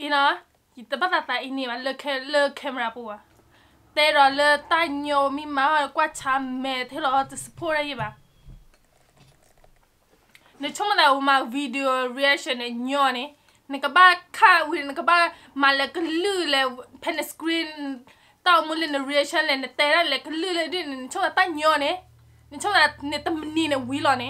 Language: Thai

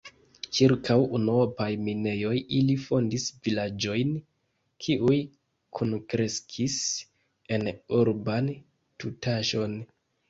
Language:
Esperanto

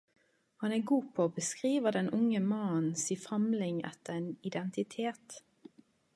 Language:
Norwegian Nynorsk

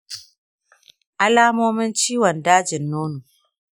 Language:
Hausa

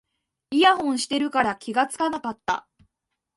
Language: Japanese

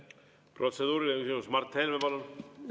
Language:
Estonian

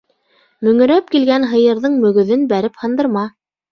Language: Bashkir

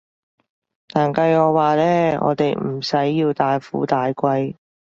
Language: Cantonese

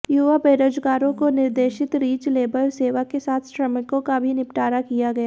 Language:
Hindi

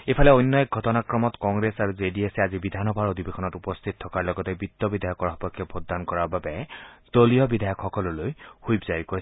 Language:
Assamese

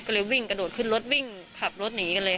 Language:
Thai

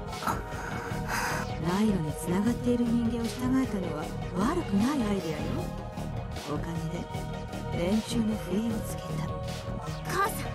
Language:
Japanese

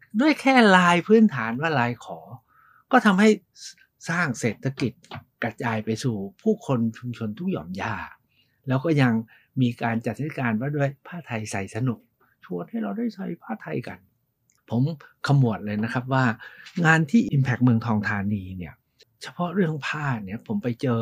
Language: Thai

